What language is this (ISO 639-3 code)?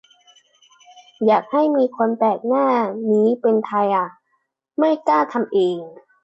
tha